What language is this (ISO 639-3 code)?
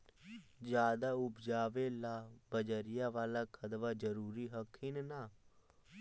mag